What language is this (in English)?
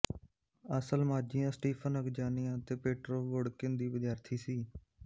Punjabi